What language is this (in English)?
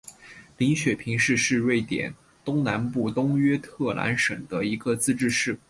Chinese